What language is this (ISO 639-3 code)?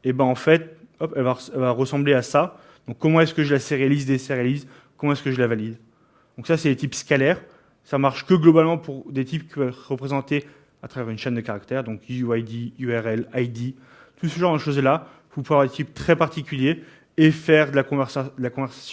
fra